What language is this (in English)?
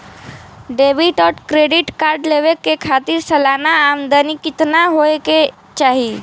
Bhojpuri